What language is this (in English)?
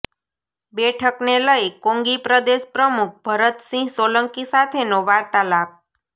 Gujarati